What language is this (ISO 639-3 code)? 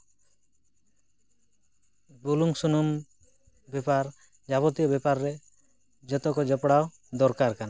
sat